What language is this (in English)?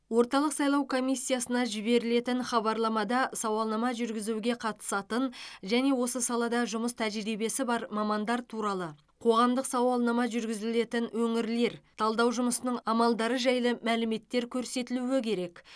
Kazakh